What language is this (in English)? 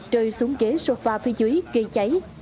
Vietnamese